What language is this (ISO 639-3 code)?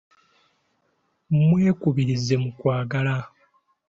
lug